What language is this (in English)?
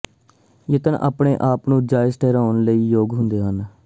Punjabi